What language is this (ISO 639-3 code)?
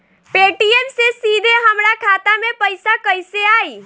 bho